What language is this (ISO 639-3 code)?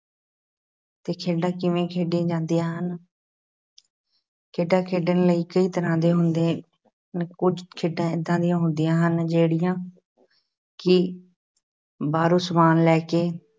pan